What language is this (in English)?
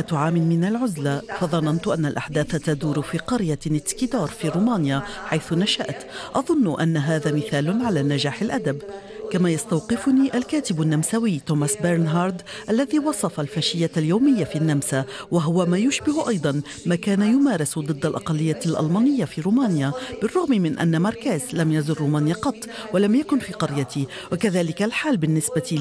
Arabic